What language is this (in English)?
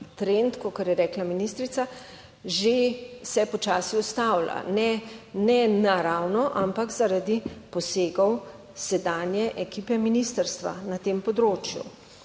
Slovenian